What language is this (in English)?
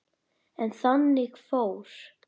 Icelandic